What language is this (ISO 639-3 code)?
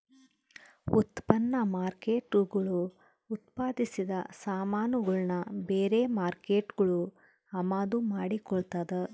kan